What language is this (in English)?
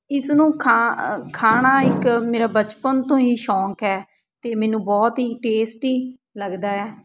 Punjabi